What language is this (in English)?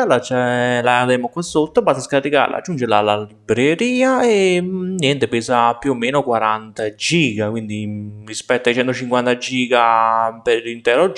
Italian